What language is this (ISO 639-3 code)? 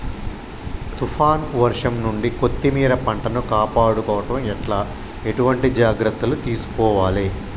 tel